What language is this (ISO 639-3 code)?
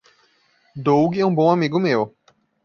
por